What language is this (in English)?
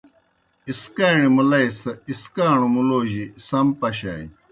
Kohistani Shina